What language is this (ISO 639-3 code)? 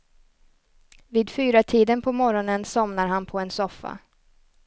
swe